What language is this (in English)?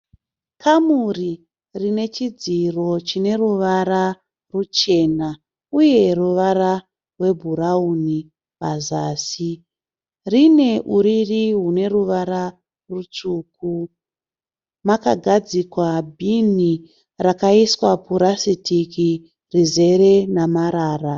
Shona